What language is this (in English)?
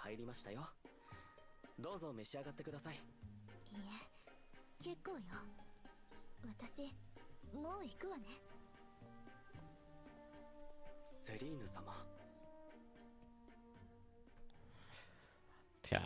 German